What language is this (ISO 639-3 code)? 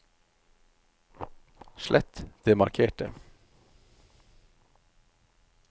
nor